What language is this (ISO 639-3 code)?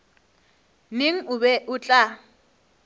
nso